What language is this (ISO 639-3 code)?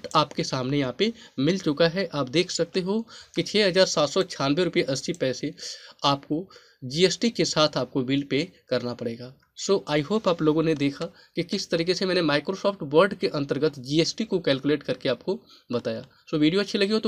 hin